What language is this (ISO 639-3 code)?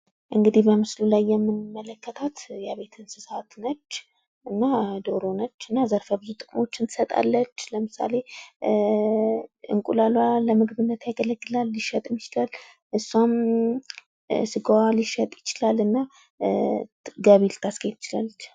amh